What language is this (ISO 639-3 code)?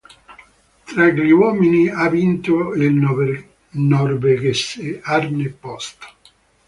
ita